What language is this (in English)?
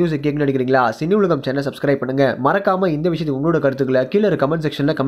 Tamil